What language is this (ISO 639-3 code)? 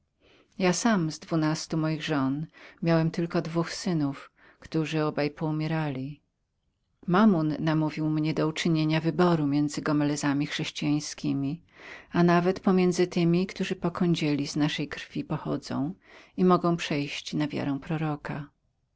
pol